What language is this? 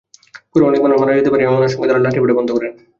Bangla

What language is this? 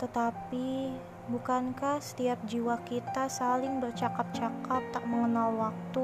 Indonesian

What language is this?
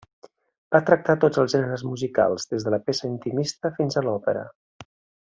Catalan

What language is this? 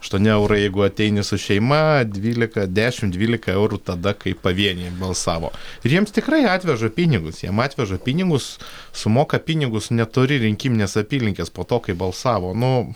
Lithuanian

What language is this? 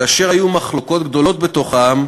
Hebrew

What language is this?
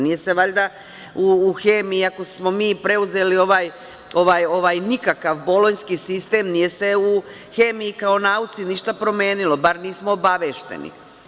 Serbian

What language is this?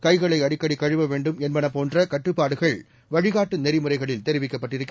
Tamil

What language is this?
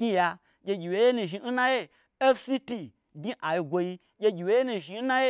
Gbagyi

